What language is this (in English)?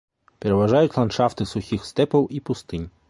Belarusian